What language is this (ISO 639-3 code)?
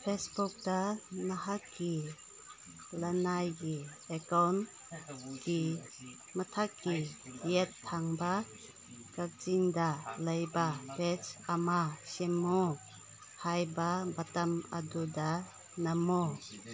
mni